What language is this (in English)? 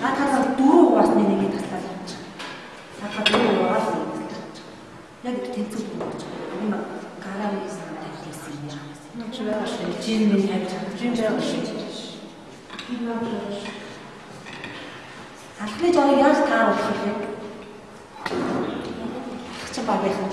Ukrainian